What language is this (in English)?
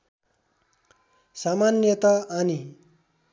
Nepali